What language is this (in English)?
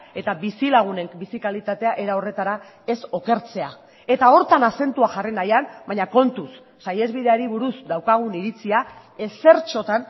Basque